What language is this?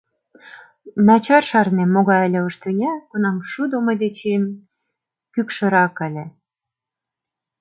Mari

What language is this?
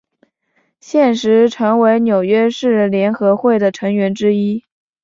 Chinese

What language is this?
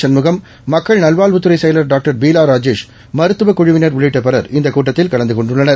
Tamil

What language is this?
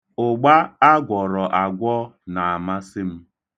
Igbo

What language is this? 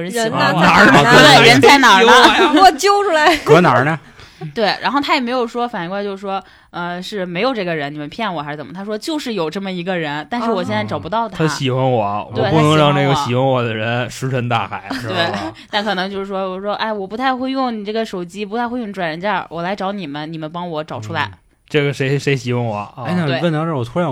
Chinese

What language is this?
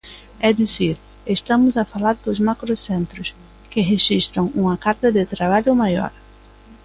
Galician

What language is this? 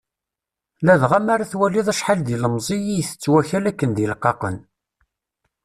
Kabyle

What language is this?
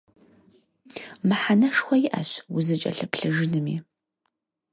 Kabardian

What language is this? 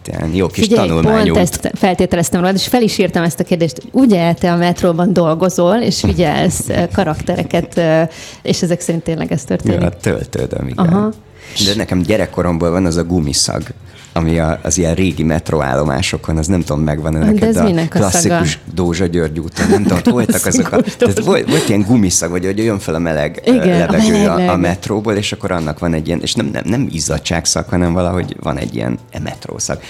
Hungarian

